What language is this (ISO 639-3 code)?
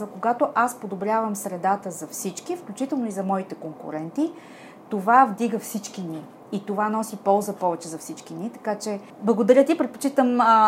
bul